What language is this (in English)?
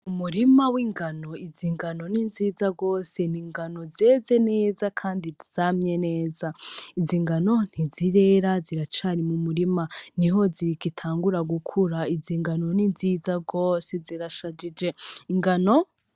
Rundi